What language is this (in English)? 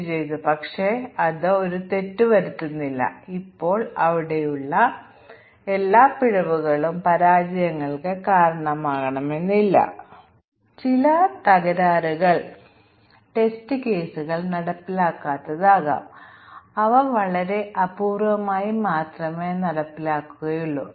Malayalam